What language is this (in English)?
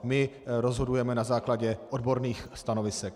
Czech